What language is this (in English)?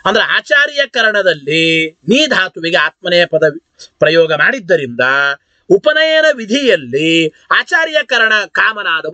Arabic